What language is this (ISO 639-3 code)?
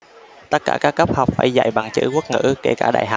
vie